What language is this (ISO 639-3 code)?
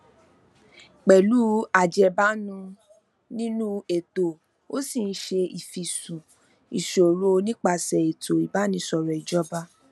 yor